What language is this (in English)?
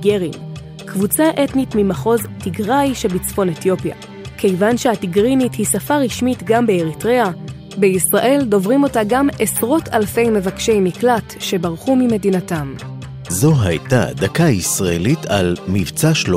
Hebrew